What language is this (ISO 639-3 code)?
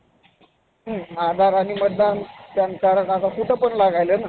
mar